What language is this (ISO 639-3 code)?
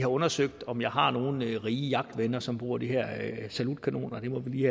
dan